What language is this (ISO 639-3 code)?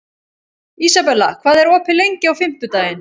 isl